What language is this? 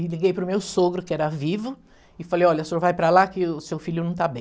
Portuguese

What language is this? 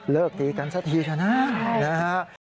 Thai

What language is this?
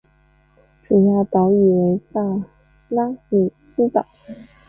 Chinese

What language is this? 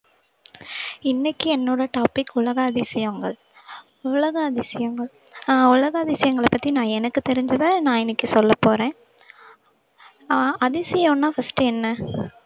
Tamil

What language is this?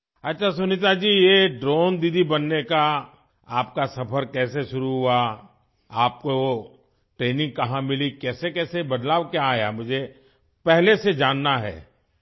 Urdu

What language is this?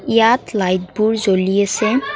Assamese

